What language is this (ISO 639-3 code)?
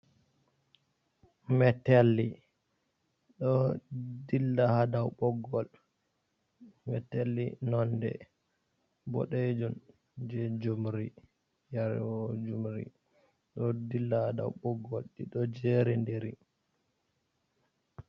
ful